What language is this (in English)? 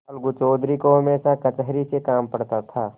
Hindi